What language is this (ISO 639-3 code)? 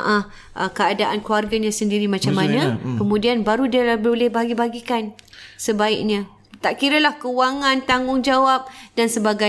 msa